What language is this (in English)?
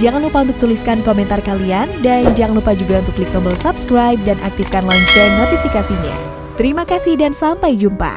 Indonesian